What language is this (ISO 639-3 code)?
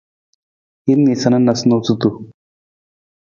nmz